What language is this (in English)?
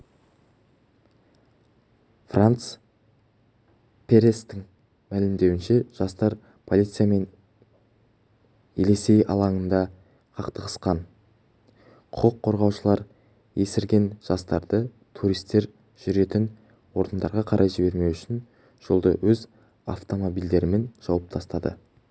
Kazakh